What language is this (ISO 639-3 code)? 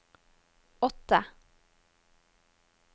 nor